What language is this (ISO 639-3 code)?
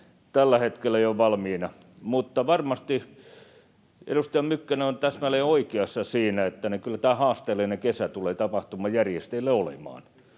fin